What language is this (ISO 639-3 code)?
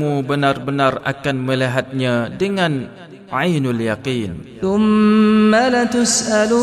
msa